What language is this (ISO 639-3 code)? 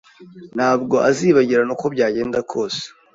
kin